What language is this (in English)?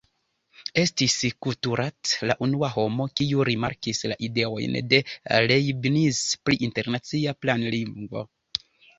Esperanto